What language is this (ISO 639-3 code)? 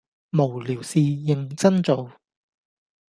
yue